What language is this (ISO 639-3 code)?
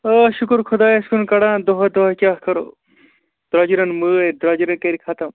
kas